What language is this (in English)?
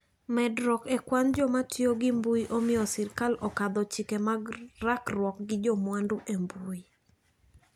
Luo (Kenya and Tanzania)